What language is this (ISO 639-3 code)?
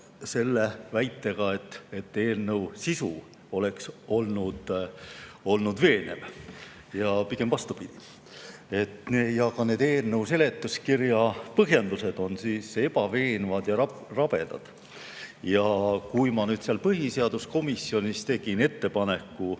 est